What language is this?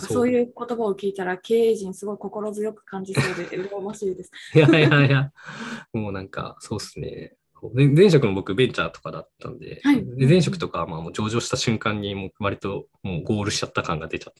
Japanese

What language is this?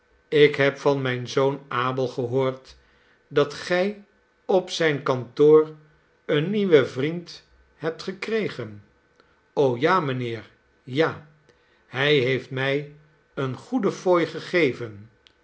Dutch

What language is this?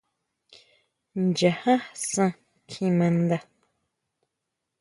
Huautla Mazatec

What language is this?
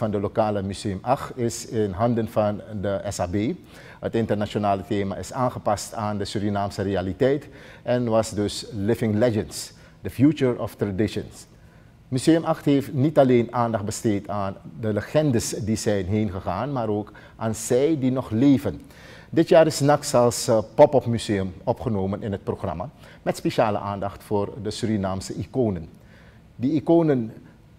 Dutch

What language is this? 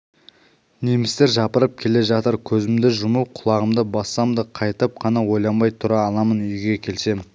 Kazakh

